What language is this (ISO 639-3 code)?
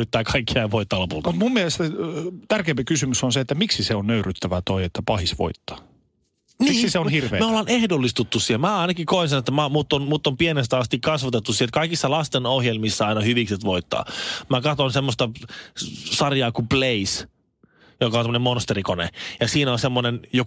fin